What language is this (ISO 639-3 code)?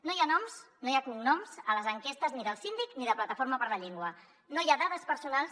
cat